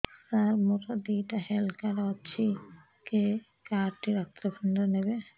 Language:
Odia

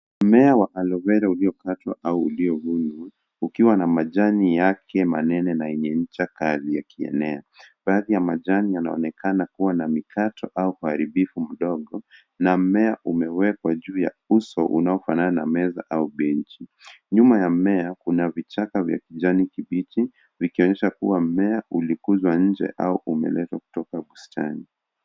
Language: Swahili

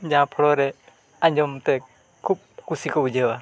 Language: Santali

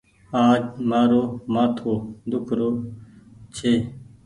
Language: Goaria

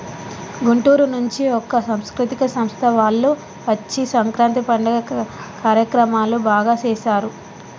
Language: Telugu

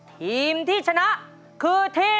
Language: Thai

